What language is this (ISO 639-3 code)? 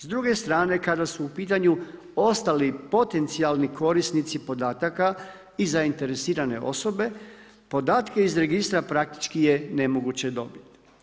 hrv